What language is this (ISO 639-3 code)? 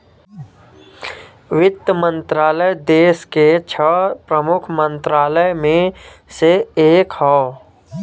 bho